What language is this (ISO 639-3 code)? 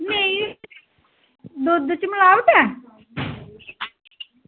doi